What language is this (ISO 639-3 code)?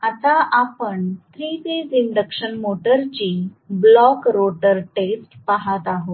mar